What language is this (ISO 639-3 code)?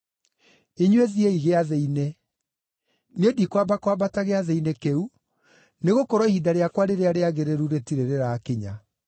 kik